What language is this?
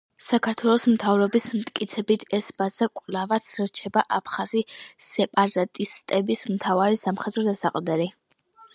Georgian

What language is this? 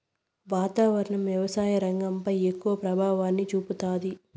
Telugu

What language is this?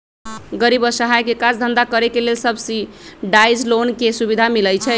Magahi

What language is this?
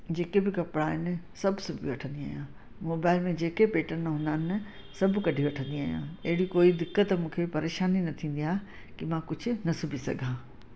Sindhi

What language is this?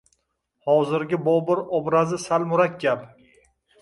Uzbek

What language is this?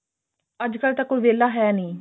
Punjabi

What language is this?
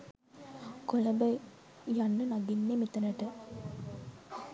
Sinhala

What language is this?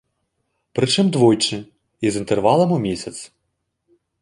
Belarusian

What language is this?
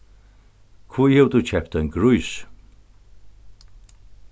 Faroese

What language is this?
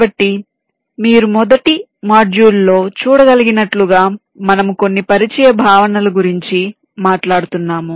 Telugu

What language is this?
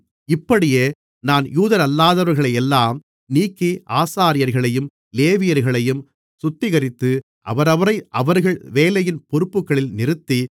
Tamil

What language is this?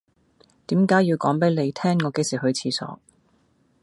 Cantonese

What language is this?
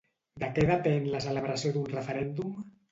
Catalan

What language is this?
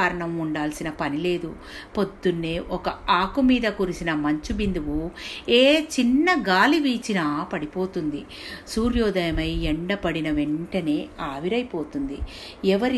Telugu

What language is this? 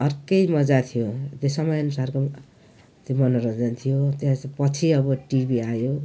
Nepali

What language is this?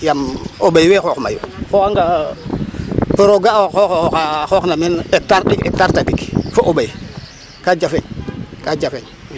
Serer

